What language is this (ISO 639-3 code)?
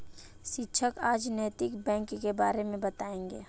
hin